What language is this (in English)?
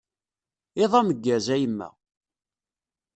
Kabyle